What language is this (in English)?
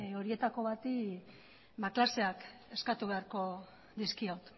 Basque